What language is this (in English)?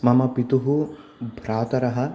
Sanskrit